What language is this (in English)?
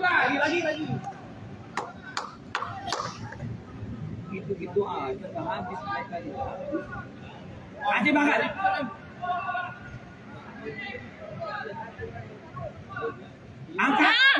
Indonesian